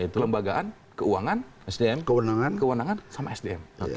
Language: Indonesian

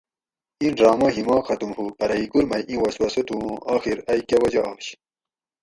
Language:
Gawri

